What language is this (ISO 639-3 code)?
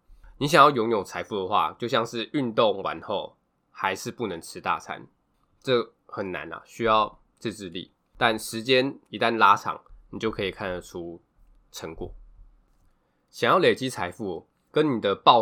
zho